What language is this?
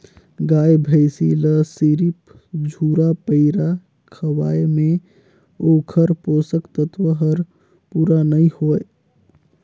Chhattisgarhi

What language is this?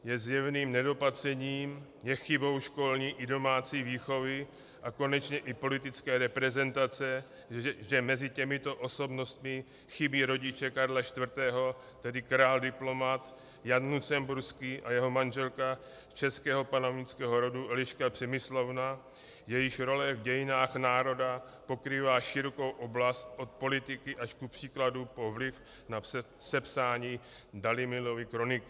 Czech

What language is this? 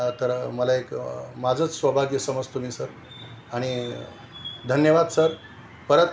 Marathi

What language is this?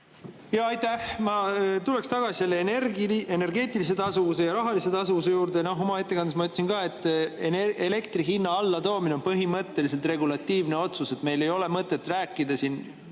Estonian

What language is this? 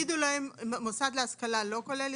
Hebrew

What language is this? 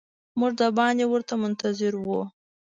Pashto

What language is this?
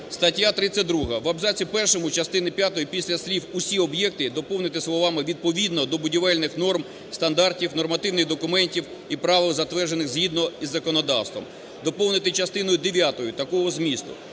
Ukrainian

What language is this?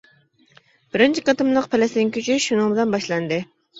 Uyghur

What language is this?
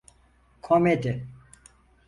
Turkish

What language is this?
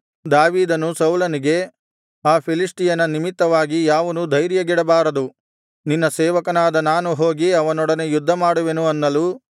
Kannada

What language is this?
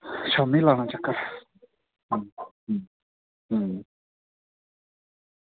Dogri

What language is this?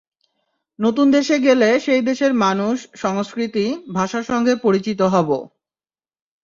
Bangla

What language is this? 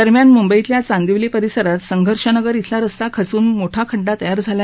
Marathi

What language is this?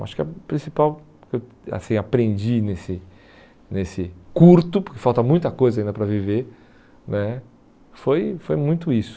Portuguese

